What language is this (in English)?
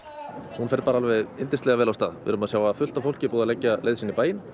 Icelandic